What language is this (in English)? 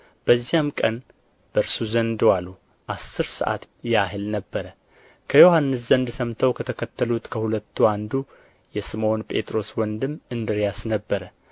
Amharic